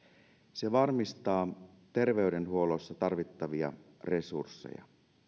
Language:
Finnish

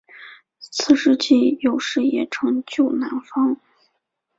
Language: Chinese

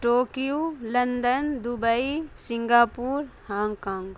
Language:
Urdu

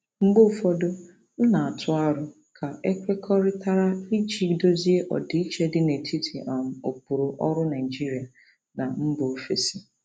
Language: Igbo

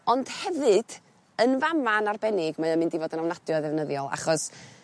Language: Welsh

